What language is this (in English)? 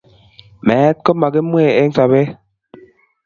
Kalenjin